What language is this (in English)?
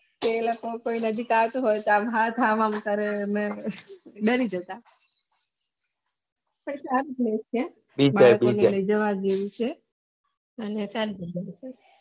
Gujarati